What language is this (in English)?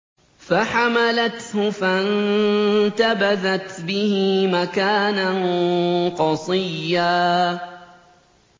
Arabic